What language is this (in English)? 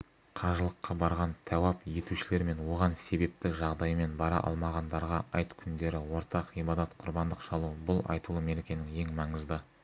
Kazakh